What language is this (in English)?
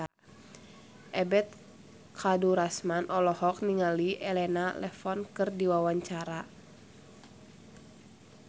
Sundanese